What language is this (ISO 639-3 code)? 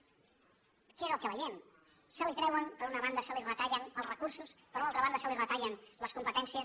cat